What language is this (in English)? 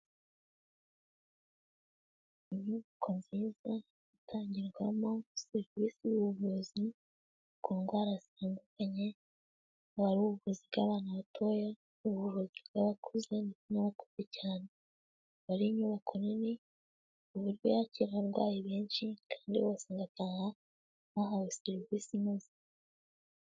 Kinyarwanda